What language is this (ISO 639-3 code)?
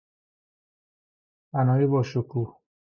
fas